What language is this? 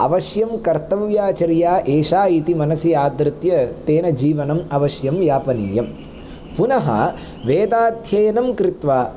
Sanskrit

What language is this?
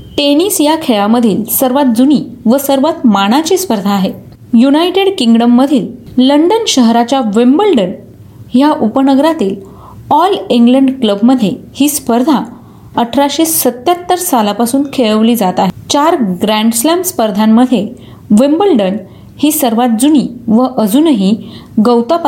Marathi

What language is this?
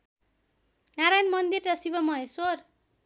Nepali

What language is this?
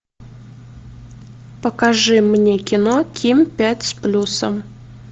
Russian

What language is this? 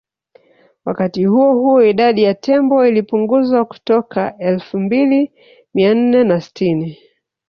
Swahili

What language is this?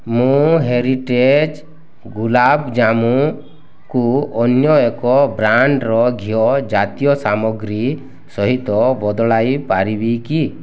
Odia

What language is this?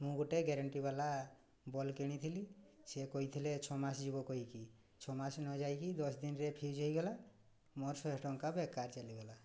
Odia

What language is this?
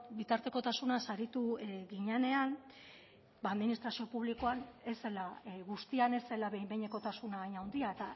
Basque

